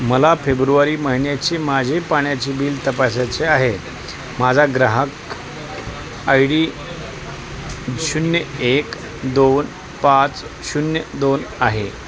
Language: Marathi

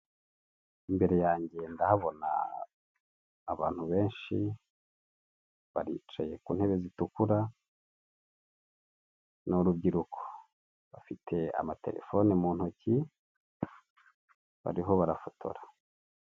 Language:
Kinyarwanda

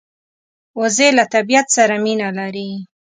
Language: Pashto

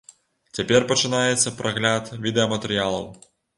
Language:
Belarusian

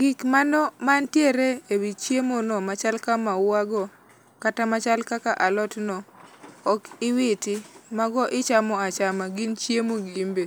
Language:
Luo (Kenya and Tanzania)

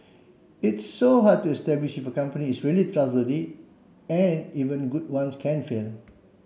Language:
English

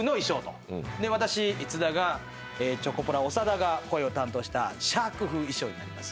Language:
Japanese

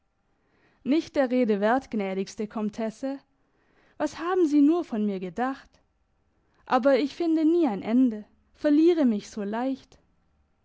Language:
German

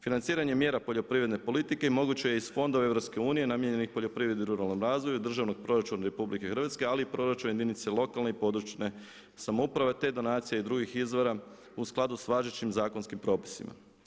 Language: Croatian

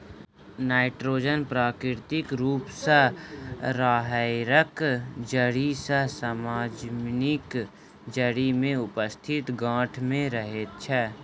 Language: Maithili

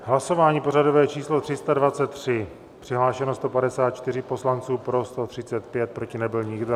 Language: Czech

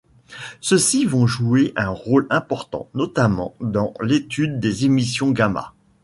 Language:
French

